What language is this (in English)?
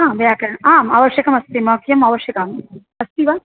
Sanskrit